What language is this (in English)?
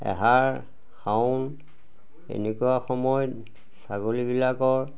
Assamese